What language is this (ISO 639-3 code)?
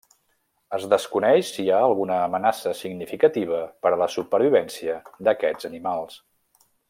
cat